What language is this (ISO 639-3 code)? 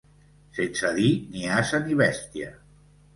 cat